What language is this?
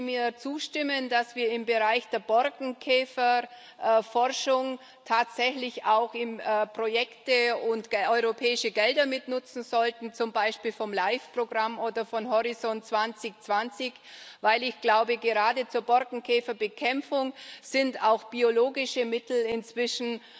German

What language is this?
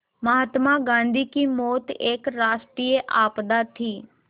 Hindi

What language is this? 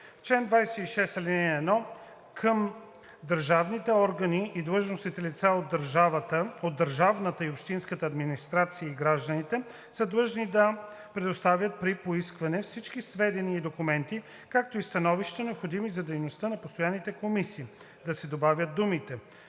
Bulgarian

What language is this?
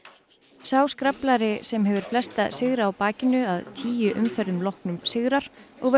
Icelandic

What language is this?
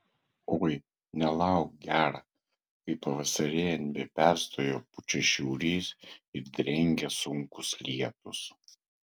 Lithuanian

